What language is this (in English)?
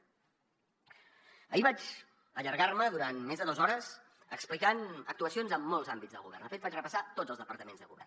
Catalan